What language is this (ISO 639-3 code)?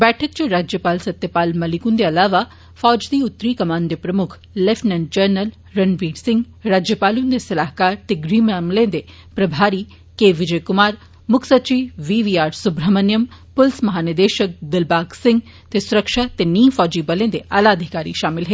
doi